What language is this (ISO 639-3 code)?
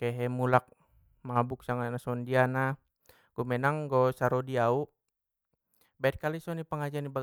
btm